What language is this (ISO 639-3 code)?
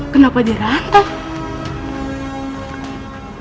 ind